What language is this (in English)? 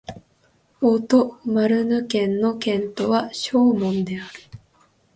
Japanese